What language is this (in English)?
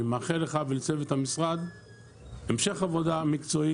Hebrew